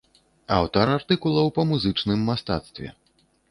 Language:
Belarusian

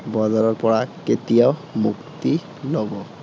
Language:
Assamese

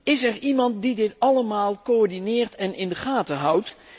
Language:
Dutch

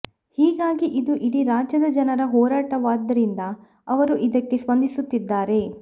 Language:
Kannada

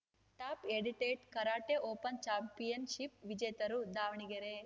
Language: Kannada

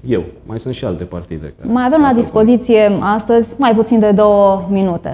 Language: Romanian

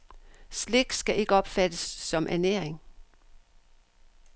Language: Danish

